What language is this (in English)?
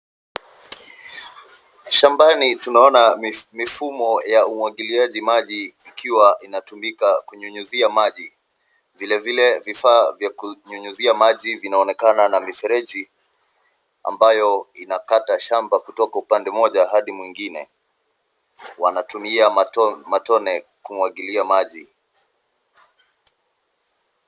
Swahili